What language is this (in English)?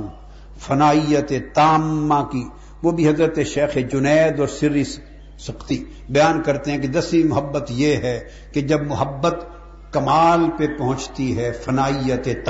Urdu